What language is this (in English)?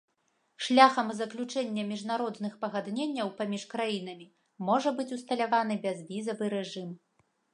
Belarusian